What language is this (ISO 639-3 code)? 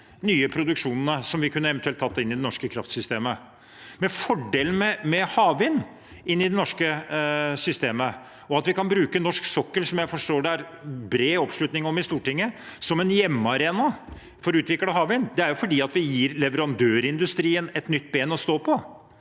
nor